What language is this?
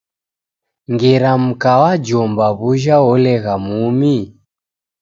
Taita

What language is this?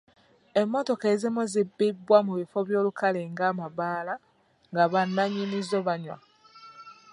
Ganda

